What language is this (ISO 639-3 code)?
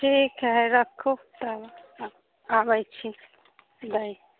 mai